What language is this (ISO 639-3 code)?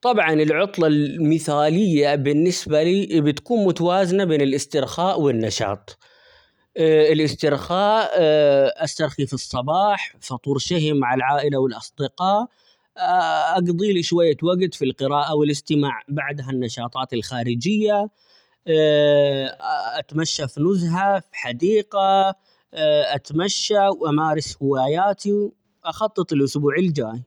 acx